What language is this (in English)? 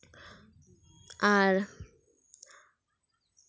Santali